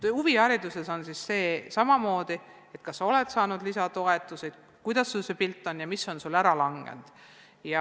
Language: Estonian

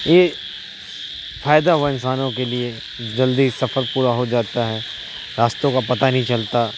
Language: Urdu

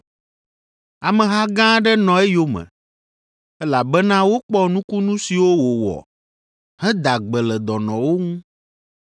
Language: Ewe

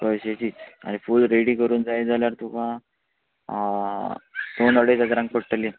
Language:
Konkani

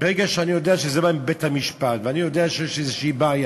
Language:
Hebrew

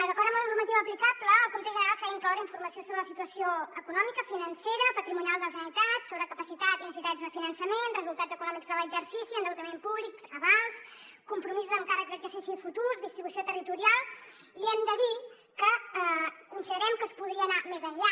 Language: Catalan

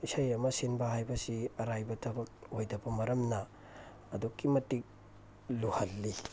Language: Manipuri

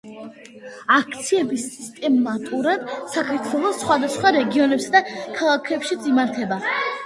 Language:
Georgian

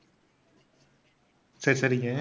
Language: Tamil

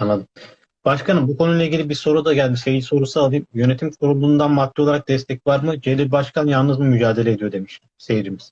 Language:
Turkish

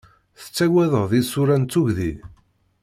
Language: Kabyle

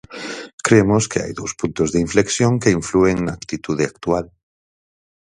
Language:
Galician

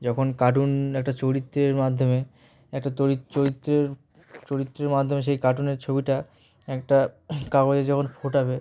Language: Bangla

